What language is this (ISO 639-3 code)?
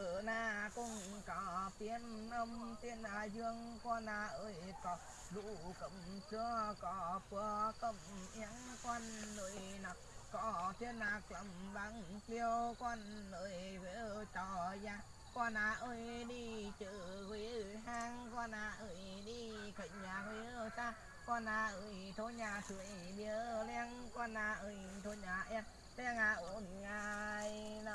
vie